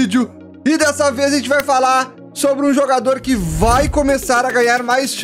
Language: Portuguese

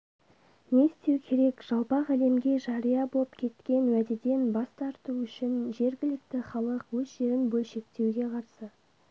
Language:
Kazakh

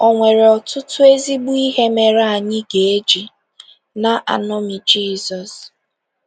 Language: Igbo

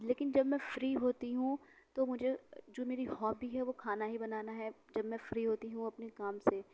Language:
Urdu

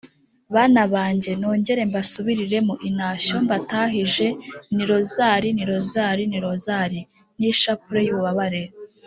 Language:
Kinyarwanda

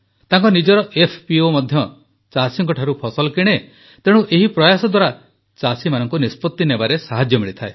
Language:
Odia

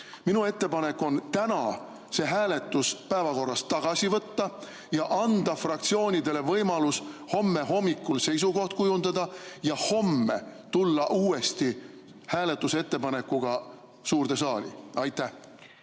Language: Estonian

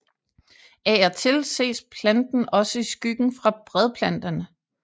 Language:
Danish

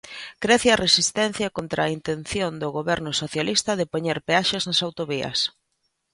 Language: Galician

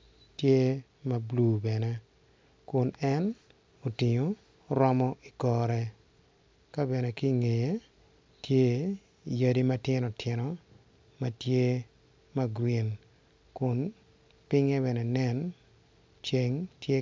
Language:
Acoli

